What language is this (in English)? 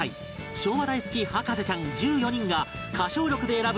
Japanese